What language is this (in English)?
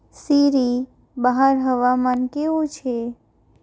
Gujarati